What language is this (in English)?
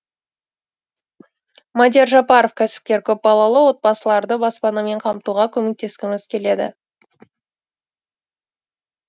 Kazakh